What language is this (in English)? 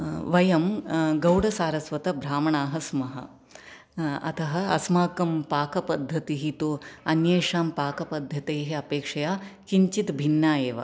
Sanskrit